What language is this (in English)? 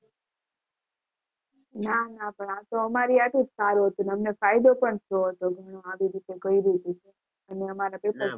Gujarati